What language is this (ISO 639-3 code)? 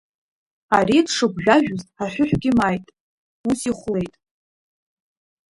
abk